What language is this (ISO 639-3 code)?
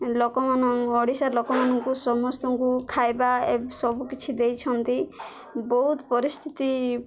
ori